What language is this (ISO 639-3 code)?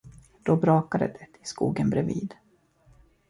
swe